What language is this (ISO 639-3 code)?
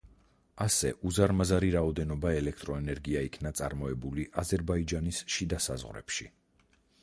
kat